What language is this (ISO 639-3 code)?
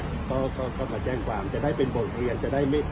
tha